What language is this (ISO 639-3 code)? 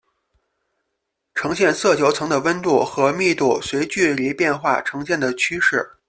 zho